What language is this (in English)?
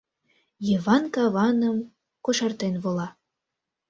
Mari